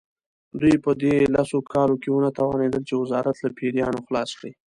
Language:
Pashto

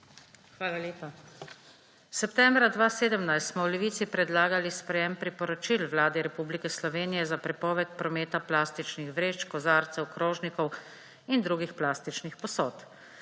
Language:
Slovenian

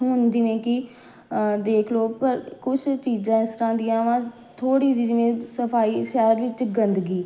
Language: Punjabi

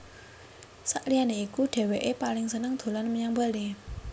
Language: Javanese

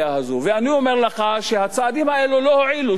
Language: Hebrew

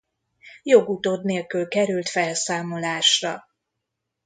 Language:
Hungarian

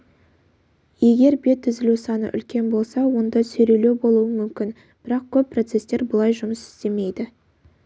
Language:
Kazakh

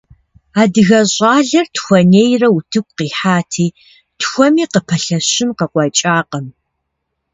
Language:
Kabardian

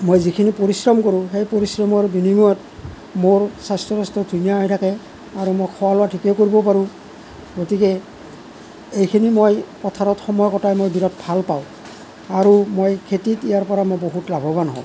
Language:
Assamese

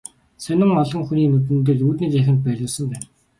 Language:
Mongolian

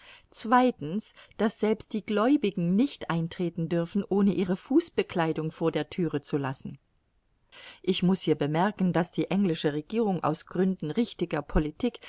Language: German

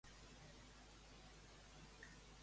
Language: Catalan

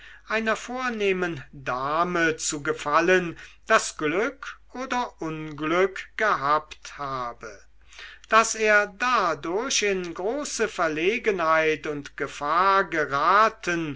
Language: German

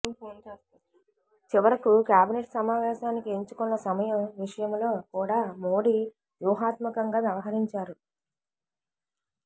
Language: Telugu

